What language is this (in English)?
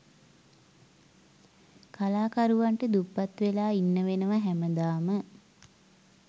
Sinhala